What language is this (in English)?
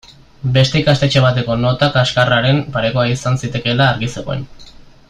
Basque